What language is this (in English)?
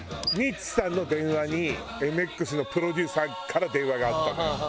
Japanese